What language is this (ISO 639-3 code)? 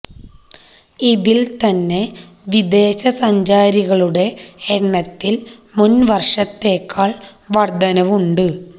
mal